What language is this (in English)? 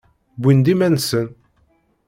Kabyle